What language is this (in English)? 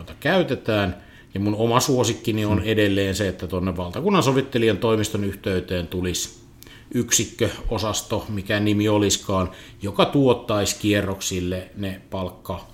Finnish